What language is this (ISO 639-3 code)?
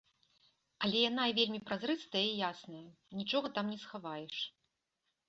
bel